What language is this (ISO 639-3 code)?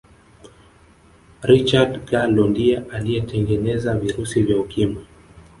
swa